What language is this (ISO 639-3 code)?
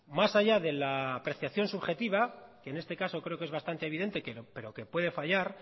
spa